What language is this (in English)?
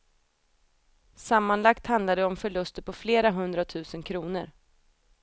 Swedish